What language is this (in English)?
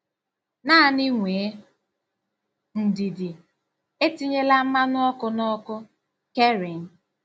Igbo